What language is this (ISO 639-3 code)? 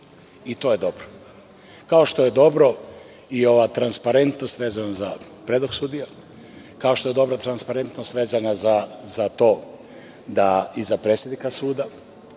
srp